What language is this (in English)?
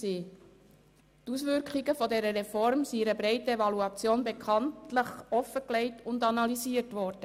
Swiss German